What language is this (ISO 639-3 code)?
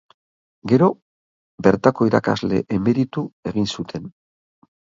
eus